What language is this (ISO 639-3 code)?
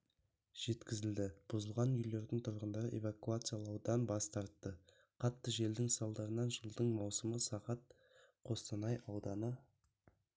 kaz